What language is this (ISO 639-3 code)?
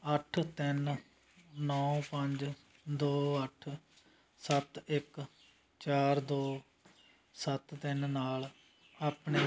pan